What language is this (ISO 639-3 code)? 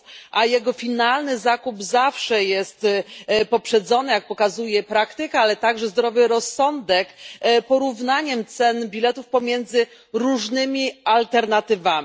pol